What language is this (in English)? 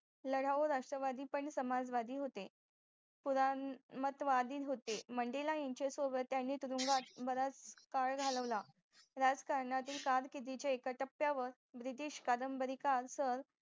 Marathi